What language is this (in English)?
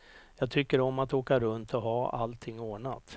Swedish